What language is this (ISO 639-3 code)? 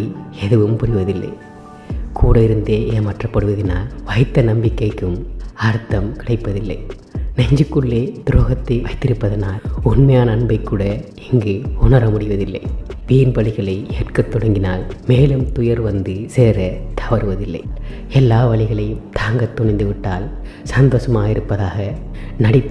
ara